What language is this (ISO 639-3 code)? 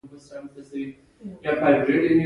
pus